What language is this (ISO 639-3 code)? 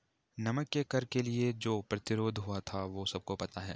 hin